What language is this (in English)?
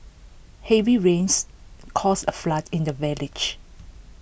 English